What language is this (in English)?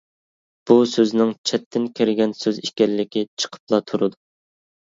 Uyghur